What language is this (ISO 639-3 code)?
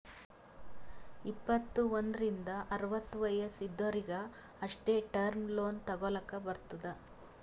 kan